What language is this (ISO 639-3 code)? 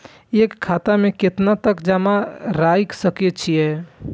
mai